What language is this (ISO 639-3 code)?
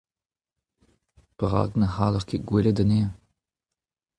bre